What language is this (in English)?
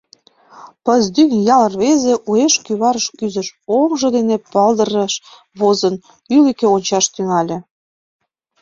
Mari